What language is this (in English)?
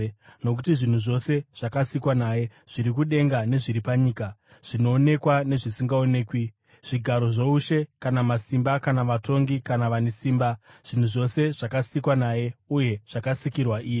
Shona